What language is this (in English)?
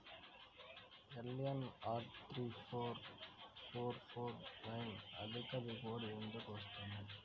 Telugu